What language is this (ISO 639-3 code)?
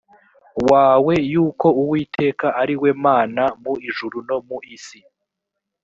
kin